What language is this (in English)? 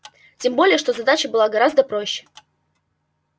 Russian